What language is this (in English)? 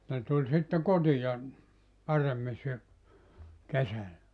Finnish